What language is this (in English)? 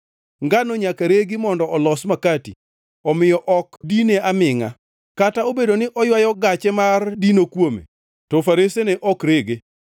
Luo (Kenya and Tanzania)